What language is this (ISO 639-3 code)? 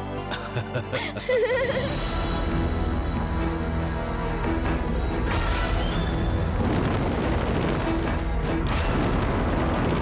ind